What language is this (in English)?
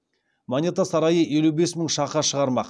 Kazakh